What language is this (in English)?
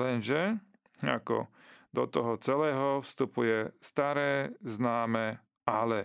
Slovak